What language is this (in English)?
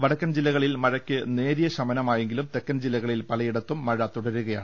Malayalam